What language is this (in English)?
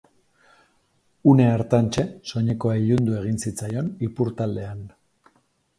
Basque